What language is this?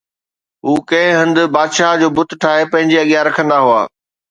Sindhi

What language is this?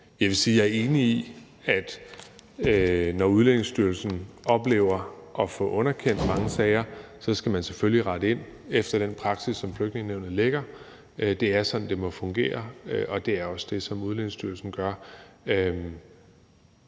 Danish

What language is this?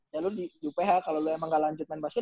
Indonesian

